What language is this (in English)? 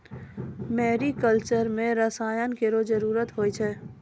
Maithili